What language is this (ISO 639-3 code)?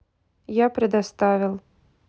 rus